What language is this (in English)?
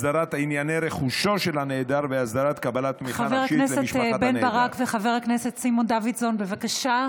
Hebrew